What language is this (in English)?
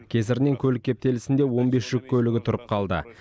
Kazakh